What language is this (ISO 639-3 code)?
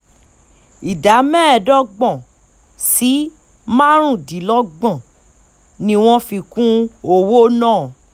yor